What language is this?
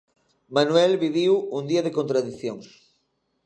Galician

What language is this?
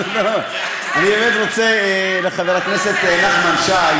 Hebrew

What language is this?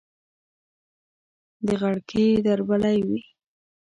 Pashto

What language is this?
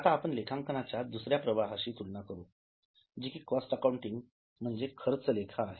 Marathi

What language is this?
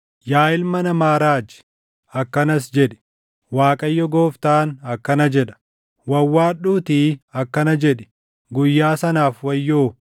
Oromo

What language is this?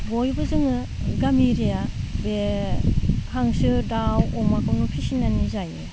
Bodo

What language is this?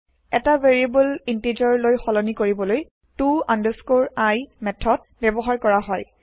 Assamese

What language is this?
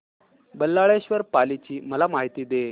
Marathi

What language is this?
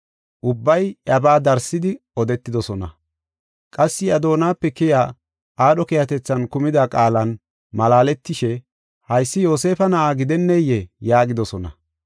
Gofa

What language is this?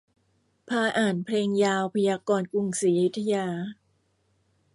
Thai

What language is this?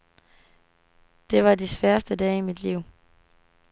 Danish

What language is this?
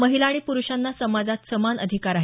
Marathi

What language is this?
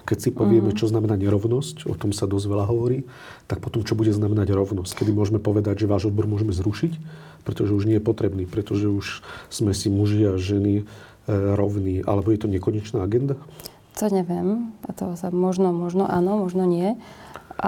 Slovak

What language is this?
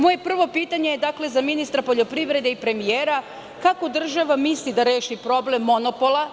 Serbian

